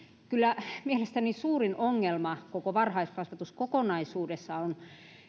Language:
Finnish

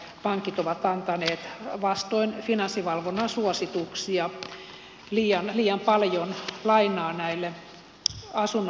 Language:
Finnish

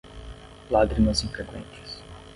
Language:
Portuguese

